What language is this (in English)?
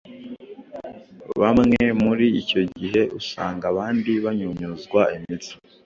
Kinyarwanda